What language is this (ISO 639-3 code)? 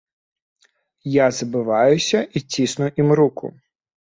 bel